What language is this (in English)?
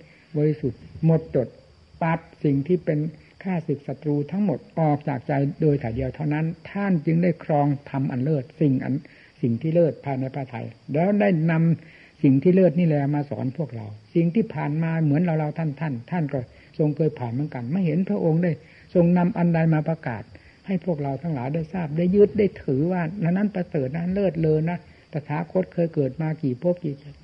Thai